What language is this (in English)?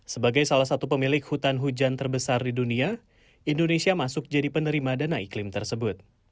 Indonesian